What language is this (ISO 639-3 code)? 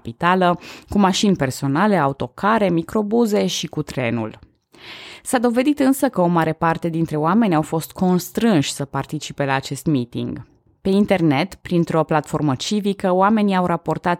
ron